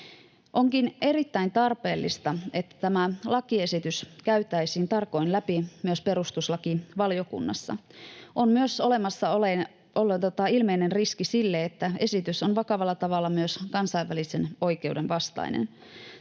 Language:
Finnish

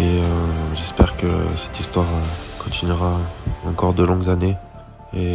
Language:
French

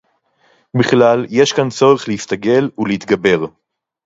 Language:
Hebrew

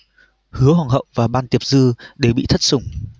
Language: Vietnamese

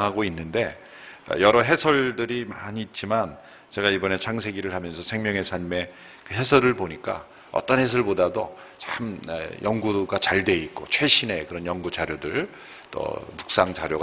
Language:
Korean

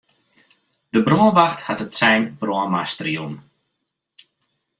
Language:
Western Frisian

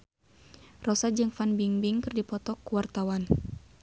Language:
Sundanese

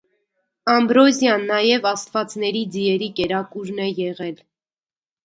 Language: Armenian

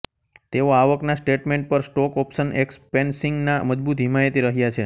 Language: Gujarati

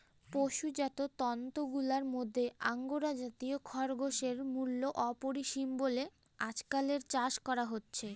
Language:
Bangla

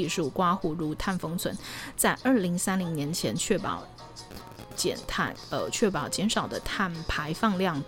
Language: Chinese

